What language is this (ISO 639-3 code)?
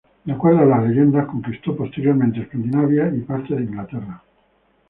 spa